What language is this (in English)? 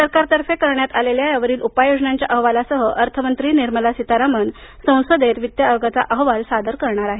Marathi